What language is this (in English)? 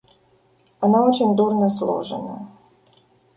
Russian